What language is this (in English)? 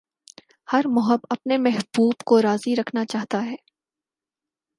Urdu